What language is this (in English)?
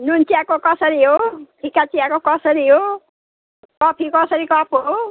Nepali